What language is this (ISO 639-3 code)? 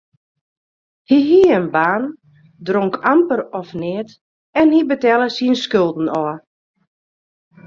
fry